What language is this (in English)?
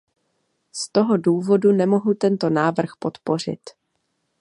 Czech